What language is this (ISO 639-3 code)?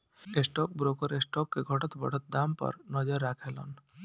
bho